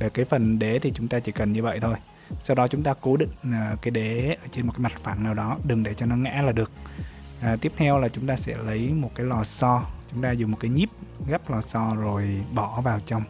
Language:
Vietnamese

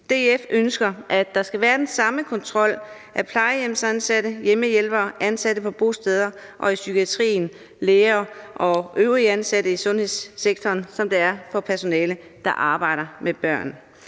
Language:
Danish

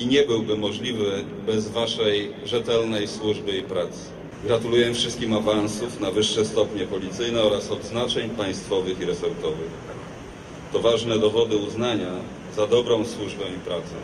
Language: Polish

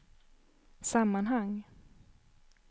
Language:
Swedish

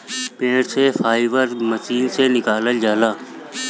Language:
Bhojpuri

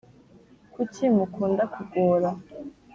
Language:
Kinyarwanda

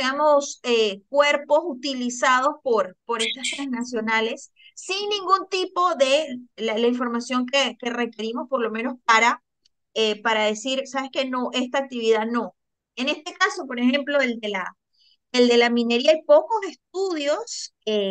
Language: Spanish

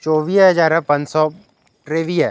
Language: Sindhi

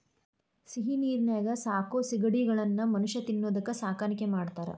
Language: Kannada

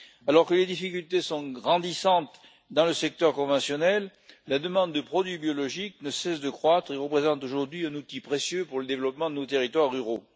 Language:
French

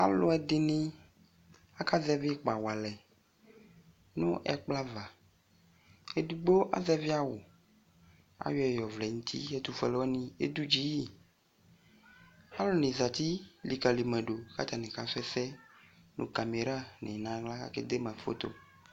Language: Ikposo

